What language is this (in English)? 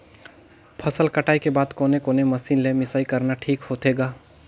Chhattisgarhi